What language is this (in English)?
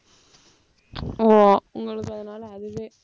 Tamil